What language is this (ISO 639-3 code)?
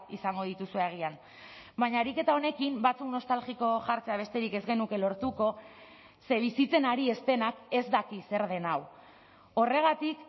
eus